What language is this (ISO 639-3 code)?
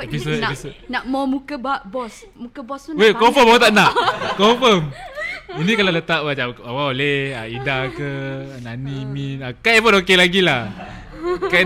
msa